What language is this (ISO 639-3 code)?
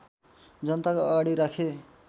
nep